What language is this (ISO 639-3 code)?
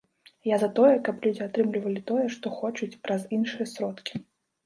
bel